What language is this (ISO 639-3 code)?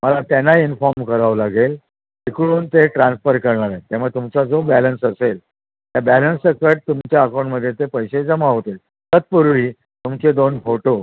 mar